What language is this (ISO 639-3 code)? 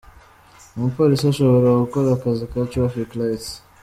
kin